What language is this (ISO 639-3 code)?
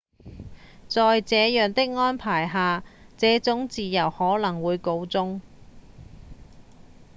yue